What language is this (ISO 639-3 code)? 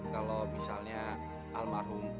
ind